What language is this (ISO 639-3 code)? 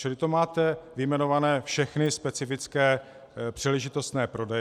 ces